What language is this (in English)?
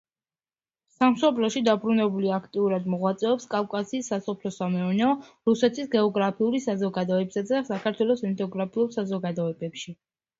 Georgian